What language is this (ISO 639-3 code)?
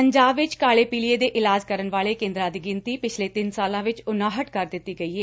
pan